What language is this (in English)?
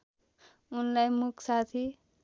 Nepali